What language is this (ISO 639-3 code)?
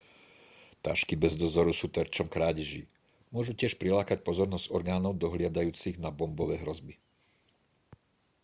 slk